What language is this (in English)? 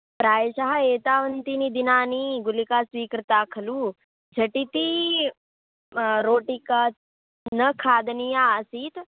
Sanskrit